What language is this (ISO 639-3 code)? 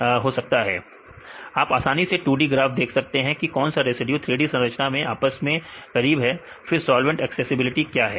hin